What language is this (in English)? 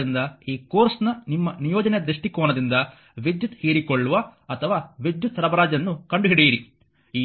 Kannada